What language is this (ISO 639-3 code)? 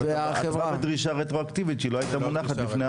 heb